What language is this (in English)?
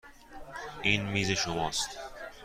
Persian